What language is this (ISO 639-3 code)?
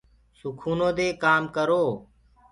ggg